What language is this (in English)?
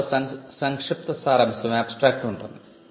Telugu